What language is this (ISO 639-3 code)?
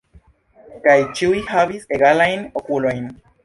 epo